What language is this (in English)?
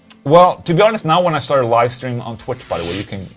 English